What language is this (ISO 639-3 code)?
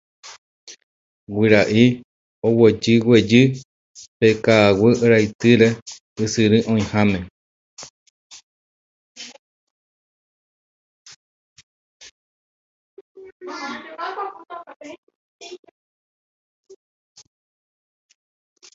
grn